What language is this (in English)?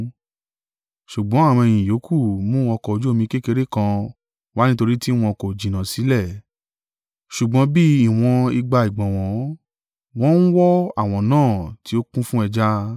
Yoruba